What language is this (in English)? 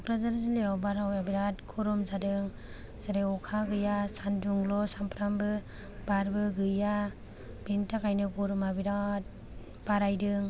Bodo